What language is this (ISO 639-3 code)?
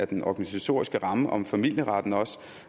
dan